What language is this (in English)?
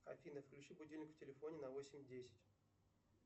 Russian